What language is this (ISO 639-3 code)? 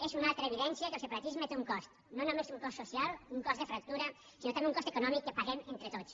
cat